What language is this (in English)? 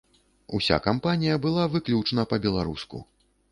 Belarusian